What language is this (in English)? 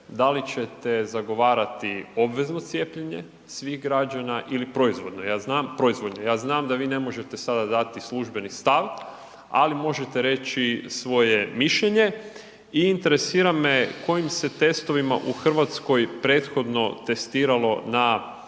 Croatian